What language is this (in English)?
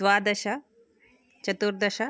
Sanskrit